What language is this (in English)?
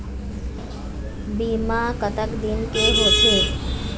Chhattisgarhi